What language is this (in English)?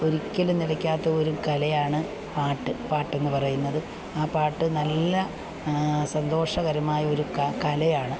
Malayalam